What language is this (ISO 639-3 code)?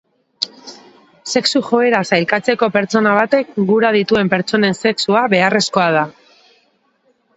eus